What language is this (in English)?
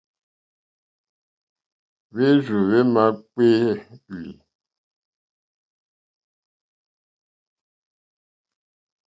Mokpwe